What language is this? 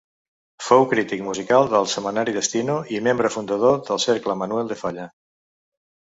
Catalan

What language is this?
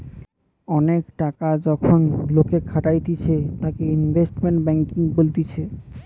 Bangla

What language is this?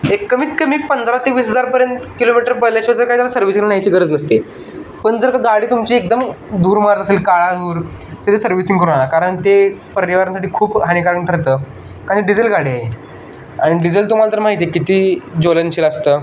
Marathi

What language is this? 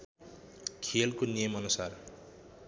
Nepali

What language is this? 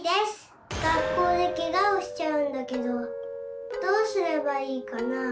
Japanese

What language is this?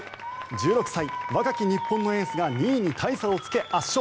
Japanese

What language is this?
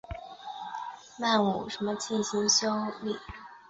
Chinese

